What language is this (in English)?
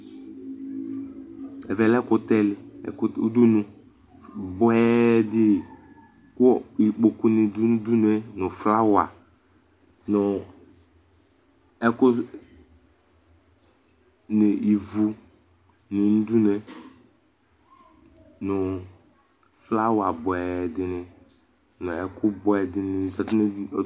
Ikposo